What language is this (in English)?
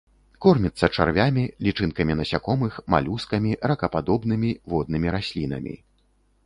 Belarusian